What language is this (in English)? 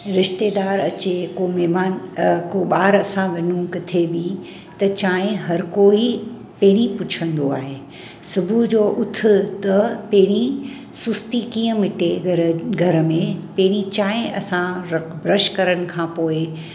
Sindhi